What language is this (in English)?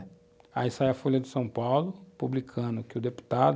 Portuguese